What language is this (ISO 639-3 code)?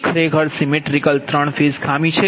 guj